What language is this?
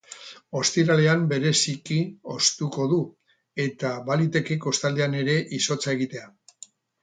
Basque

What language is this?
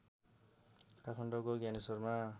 Nepali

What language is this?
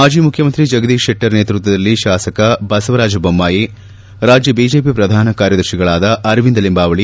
Kannada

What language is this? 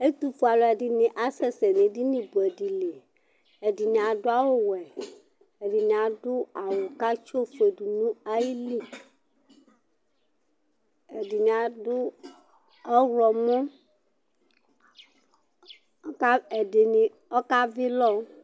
Ikposo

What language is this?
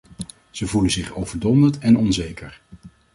Dutch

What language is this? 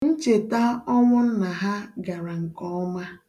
Igbo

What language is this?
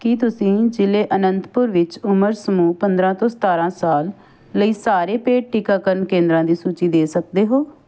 Punjabi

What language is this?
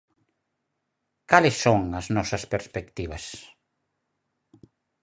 Galician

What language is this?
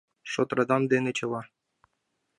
Mari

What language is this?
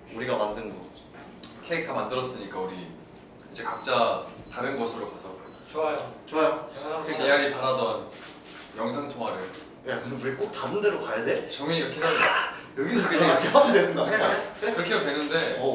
Korean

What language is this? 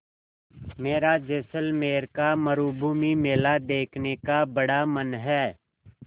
Hindi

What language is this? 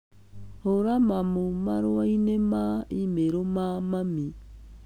Kikuyu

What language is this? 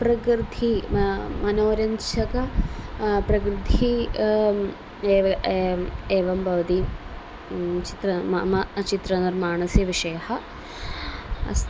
Sanskrit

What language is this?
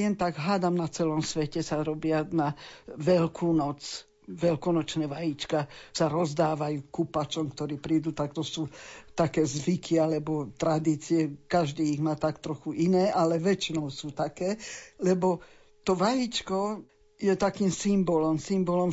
Slovak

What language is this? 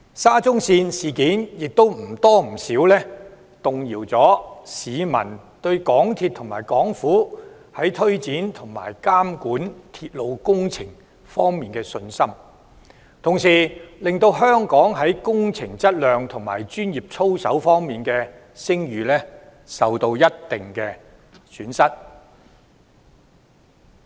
Cantonese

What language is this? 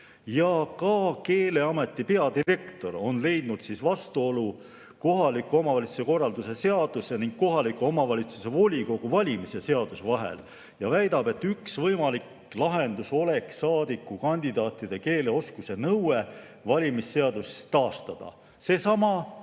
Estonian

